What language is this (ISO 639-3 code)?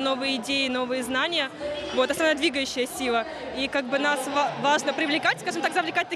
rus